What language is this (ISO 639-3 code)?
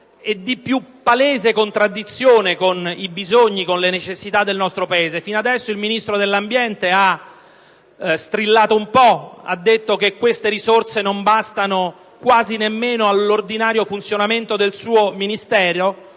ita